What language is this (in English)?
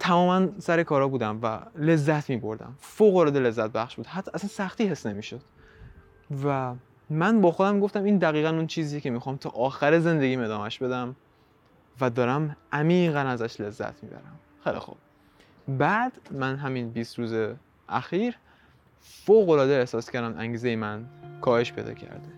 Persian